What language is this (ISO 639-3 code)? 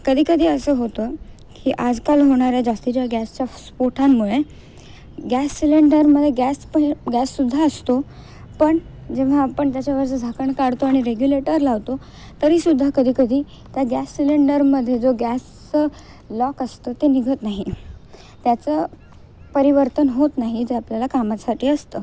mar